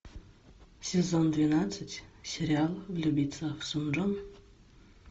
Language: Russian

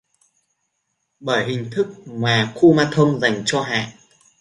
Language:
Vietnamese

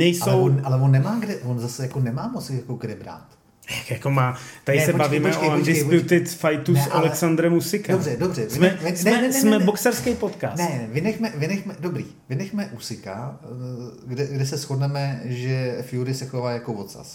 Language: Czech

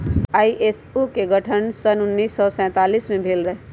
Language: Magahi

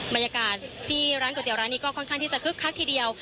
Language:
Thai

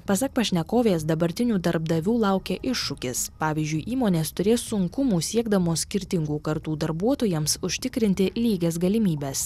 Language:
Lithuanian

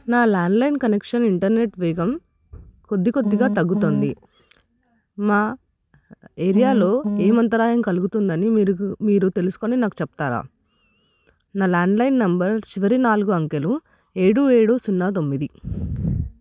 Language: Telugu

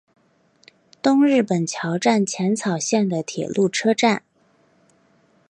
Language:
Chinese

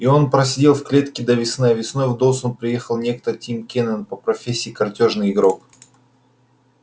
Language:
Russian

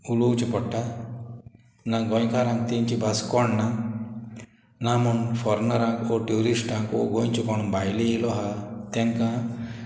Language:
Konkani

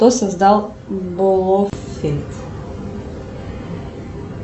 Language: Russian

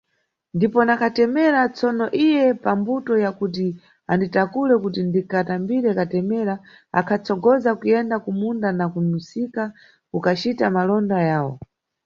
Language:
Nyungwe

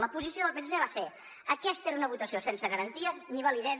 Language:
Catalan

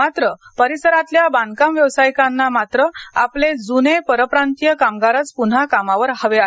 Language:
Marathi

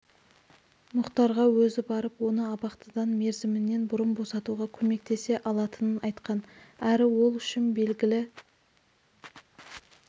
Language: Kazakh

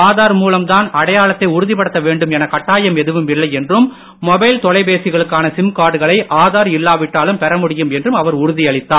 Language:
Tamil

